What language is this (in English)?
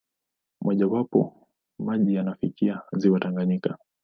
Swahili